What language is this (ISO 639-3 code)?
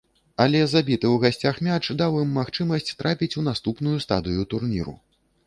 bel